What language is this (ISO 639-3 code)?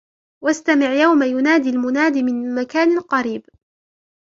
ara